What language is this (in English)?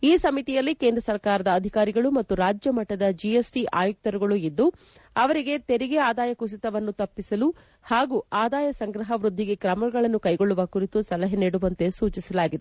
Kannada